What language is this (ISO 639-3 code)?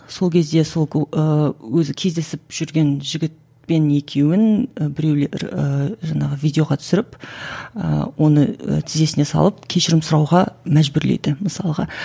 kaz